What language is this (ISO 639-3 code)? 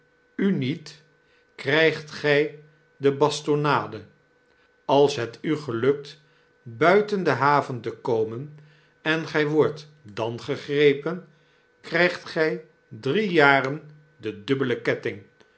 nld